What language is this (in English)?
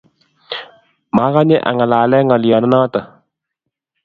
Kalenjin